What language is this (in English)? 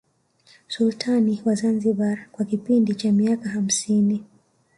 Swahili